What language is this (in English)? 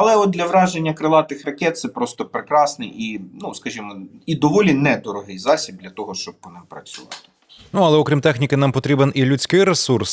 Ukrainian